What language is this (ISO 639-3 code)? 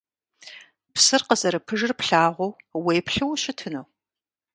kbd